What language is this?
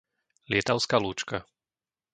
Slovak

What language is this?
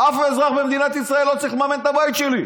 Hebrew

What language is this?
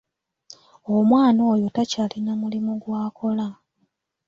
Ganda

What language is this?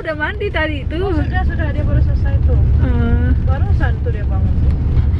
Indonesian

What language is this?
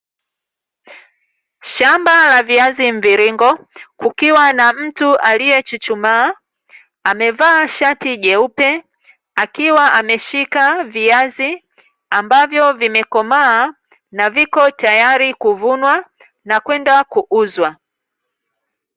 Swahili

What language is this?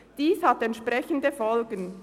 Swiss German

